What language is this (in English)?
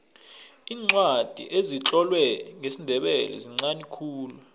South Ndebele